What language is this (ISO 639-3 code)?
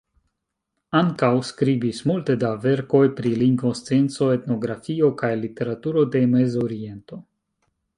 epo